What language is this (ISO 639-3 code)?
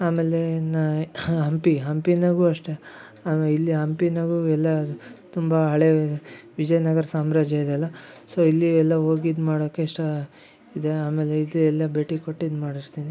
kan